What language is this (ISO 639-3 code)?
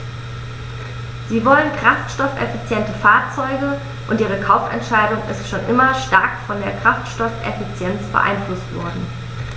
deu